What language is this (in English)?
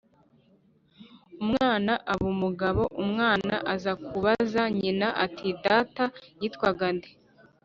Kinyarwanda